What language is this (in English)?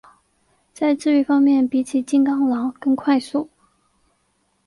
Chinese